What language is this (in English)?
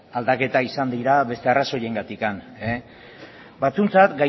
Basque